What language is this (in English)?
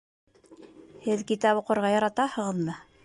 Bashkir